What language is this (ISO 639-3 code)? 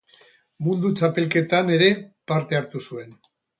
eus